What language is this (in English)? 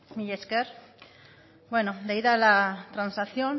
Basque